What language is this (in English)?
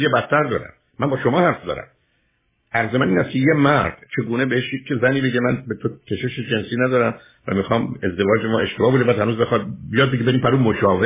Persian